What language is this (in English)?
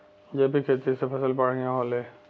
Bhojpuri